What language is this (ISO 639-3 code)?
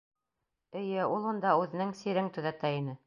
bak